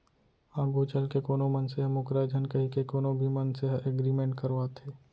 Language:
Chhattisgarhi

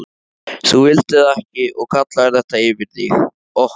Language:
Icelandic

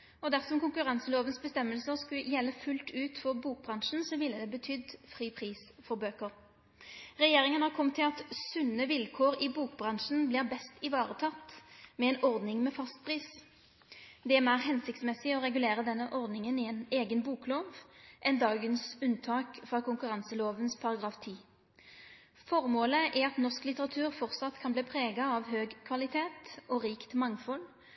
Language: Norwegian Nynorsk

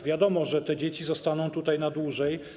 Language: Polish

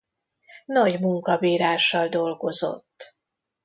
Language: Hungarian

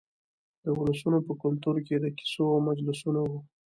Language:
Pashto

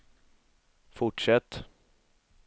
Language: Swedish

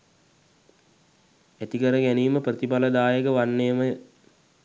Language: Sinhala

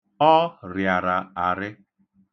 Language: Igbo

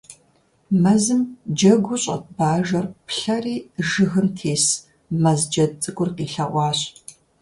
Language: Kabardian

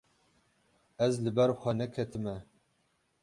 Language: Kurdish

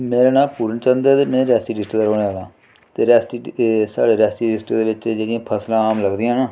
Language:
Dogri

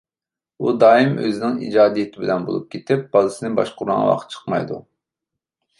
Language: Uyghur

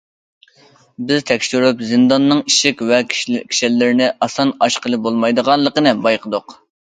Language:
Uyghur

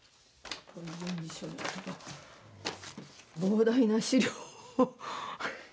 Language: Japanese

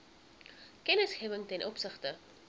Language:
Afrikaans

